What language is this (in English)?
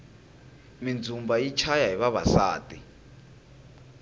Tsonga